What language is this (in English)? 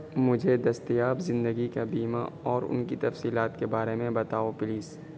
Urdu